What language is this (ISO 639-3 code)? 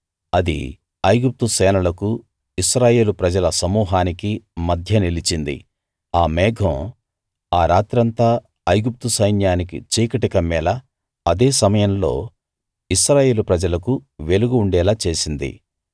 tel